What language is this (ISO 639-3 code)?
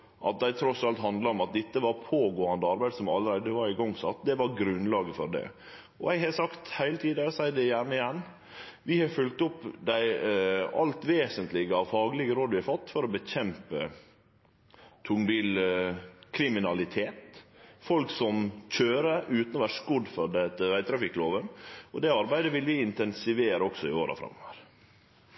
nno